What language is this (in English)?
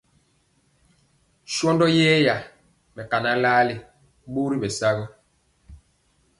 Mpiemo